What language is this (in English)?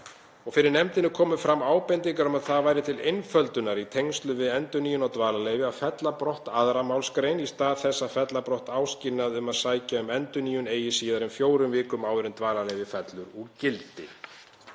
Icelandic